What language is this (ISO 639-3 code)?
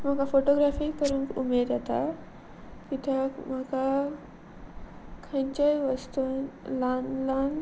kok